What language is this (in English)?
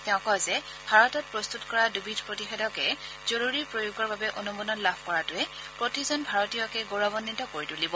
Assamese